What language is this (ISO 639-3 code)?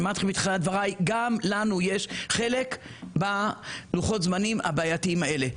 heb